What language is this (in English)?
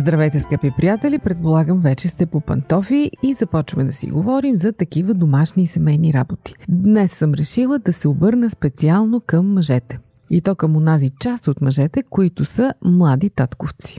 Bulgarian